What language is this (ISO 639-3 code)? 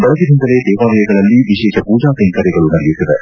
kan